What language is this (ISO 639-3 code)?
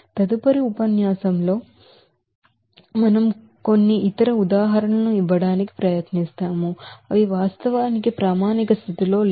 tel